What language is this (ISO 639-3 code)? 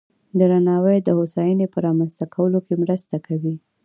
pus